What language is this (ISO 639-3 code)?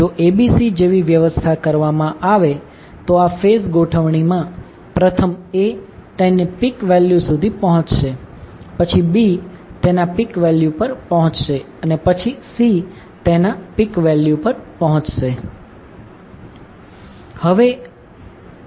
guj